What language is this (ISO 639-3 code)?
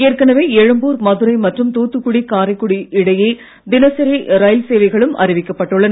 tam